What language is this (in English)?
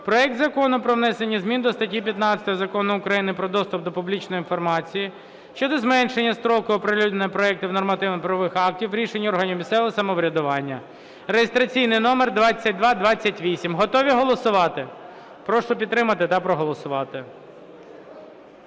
Ukrainian